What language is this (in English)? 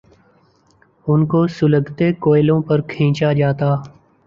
Urdu